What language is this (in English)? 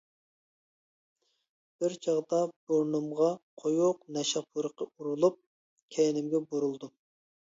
Uyghur